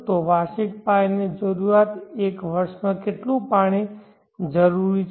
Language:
Gujarati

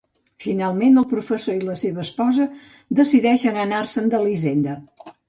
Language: Catalan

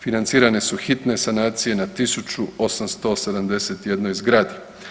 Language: Croatian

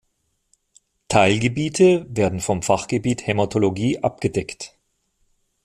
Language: German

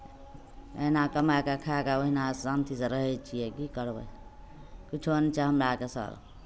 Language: Maithili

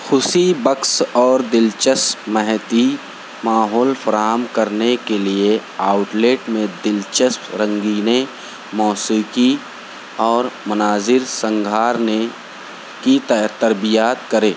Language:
Urdu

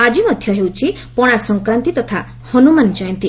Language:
Odia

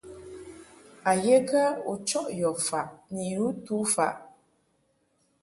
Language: Mungaka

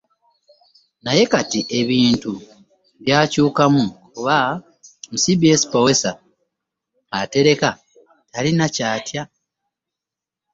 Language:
Ganda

